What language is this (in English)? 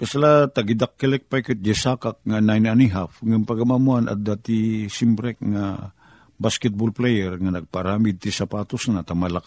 Filipino